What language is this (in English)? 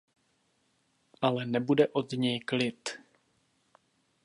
Czech